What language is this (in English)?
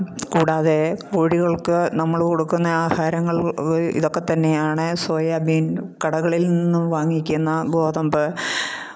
Malayalam